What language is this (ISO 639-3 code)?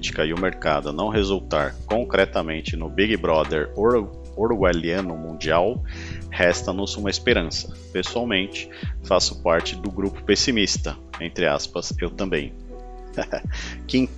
por